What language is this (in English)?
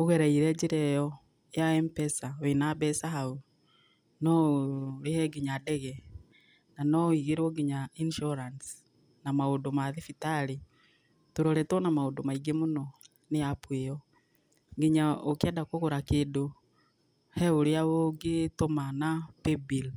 Kikuyu